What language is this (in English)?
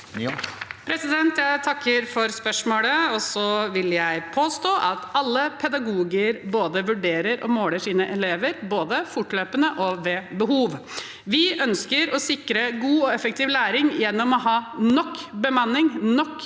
Norwegian